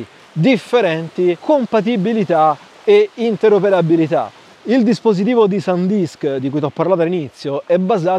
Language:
Italian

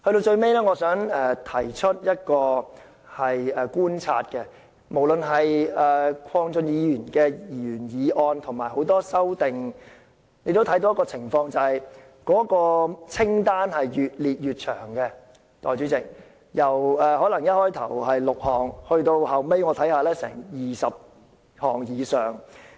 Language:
Cantonese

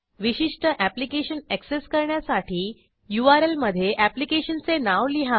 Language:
Marathi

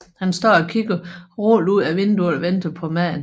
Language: Danish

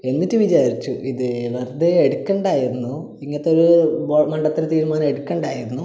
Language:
Malayalam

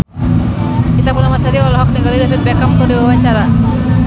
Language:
Sundanese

